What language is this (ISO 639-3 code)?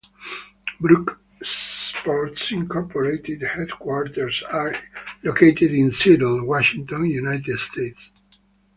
eng